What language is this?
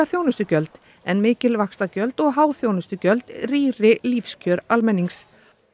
Icelandic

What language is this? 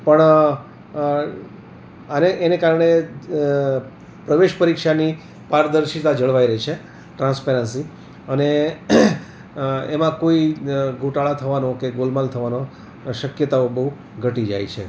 Gujarati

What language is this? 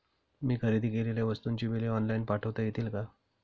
Marathi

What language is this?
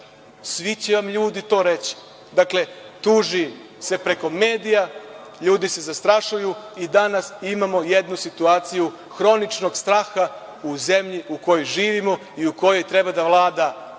Serbian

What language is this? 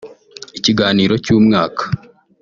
Kinyarwanda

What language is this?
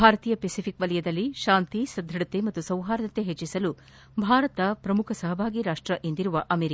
Kannada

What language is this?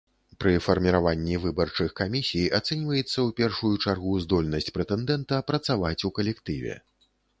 Belarusian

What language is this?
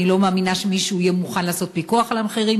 Hebrew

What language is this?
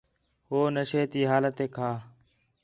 Khetrani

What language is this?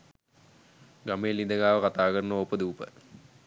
Sinhala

